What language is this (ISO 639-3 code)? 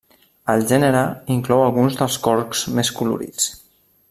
cat